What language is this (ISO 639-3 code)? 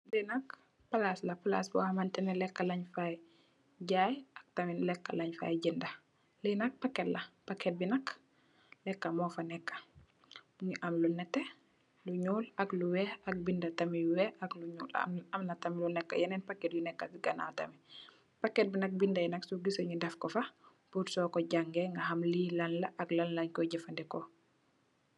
wol